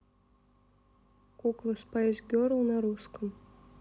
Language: Russian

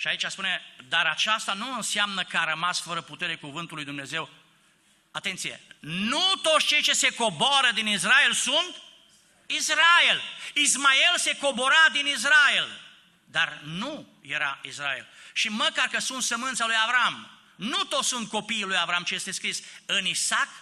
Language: Romanian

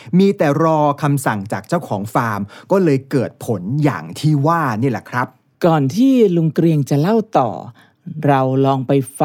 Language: Thai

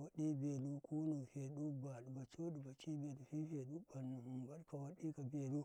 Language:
Karekare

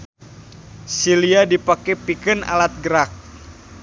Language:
Sundanese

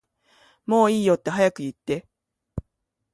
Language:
Japanese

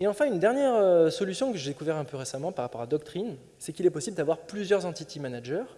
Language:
French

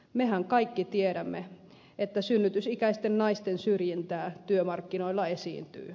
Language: Finnish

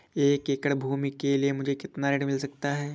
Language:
Hindi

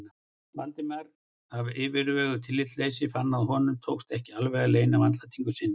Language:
Icelandic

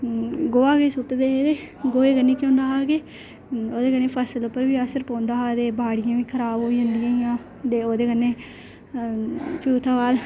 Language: Dogri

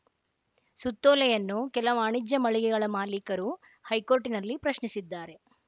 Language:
Kannada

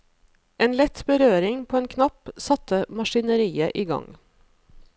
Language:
Norwegian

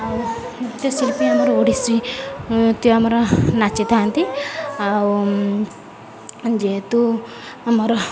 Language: Odia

